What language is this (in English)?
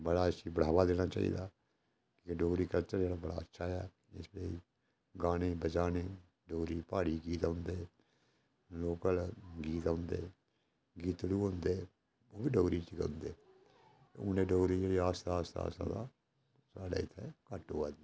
Dogri